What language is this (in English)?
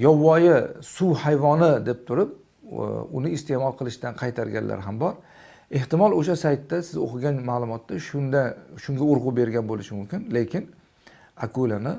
Turkish